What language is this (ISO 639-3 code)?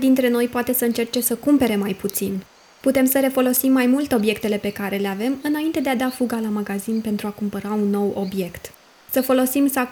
ron